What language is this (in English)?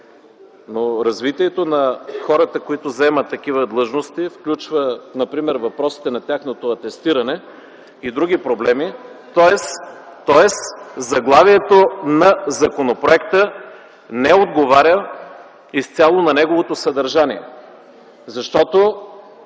Bulgarian